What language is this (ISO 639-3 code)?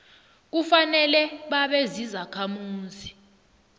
nbl